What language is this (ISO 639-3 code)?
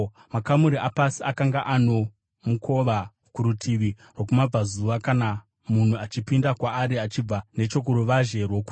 sna